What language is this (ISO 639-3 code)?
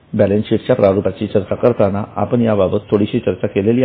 mar